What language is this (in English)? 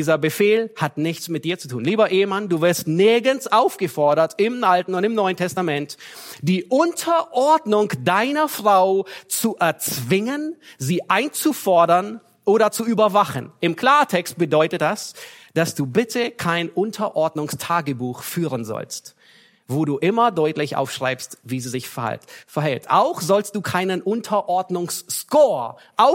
German